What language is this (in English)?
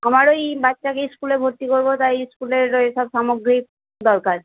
Bangla